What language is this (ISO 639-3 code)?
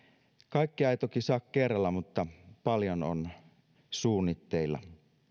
fin